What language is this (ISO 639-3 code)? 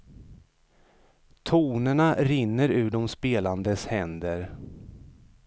swe